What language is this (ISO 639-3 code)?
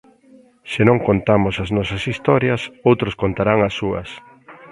glg